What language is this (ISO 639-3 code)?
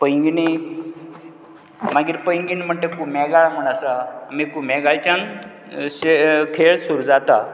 kok